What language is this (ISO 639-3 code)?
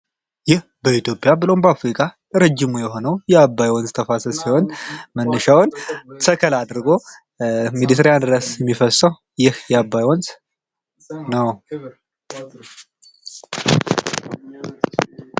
amh